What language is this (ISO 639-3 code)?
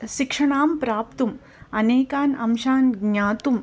san